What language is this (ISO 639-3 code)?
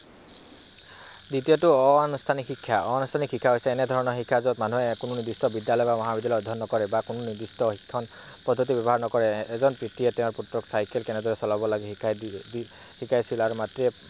asm